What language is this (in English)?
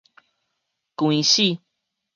Min Nan Chinese